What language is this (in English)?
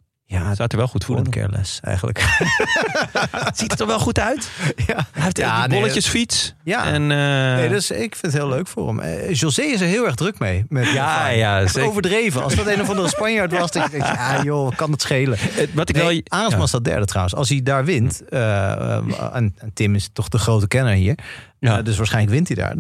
Dutch